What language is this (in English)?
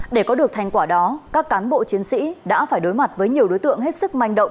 Vietnamese